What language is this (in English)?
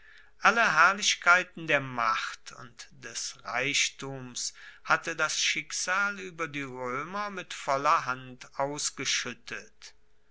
German